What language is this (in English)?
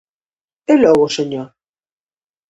Galician